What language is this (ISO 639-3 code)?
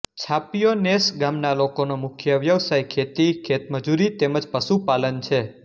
guj